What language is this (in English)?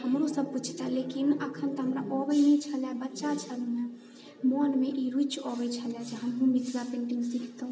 Maithili